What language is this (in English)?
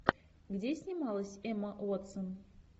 Russian